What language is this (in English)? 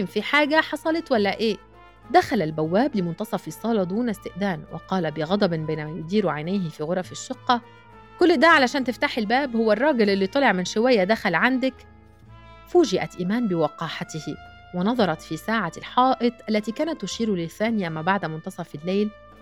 Arabic